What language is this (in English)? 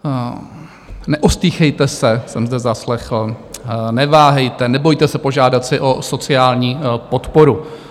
Czech